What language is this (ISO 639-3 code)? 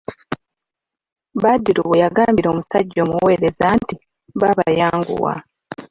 lug